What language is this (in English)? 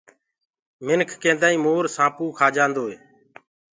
Gurgula